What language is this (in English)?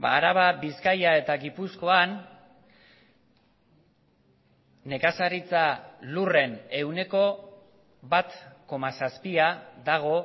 Basque